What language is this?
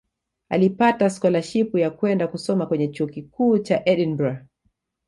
Swahili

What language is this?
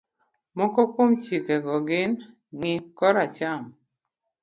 Luo (Kenya and Tanzania)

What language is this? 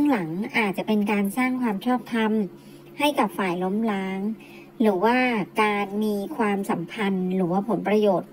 Thai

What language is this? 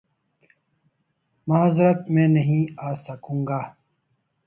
Urdu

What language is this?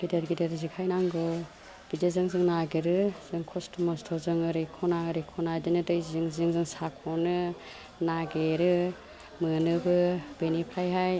Bodo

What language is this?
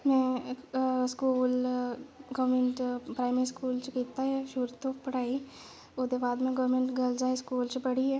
Dogri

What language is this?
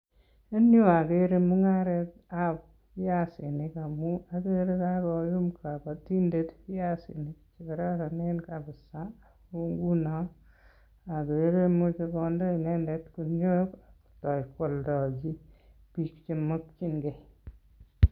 Kalenjin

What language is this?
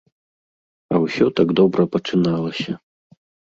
Belarusian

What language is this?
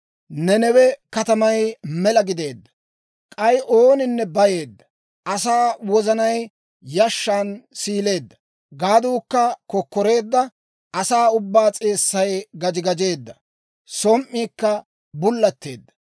Dawro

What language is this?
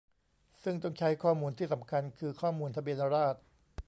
Thai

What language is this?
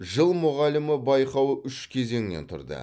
Kazakh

